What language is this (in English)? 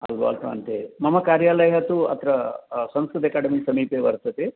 Sanskrit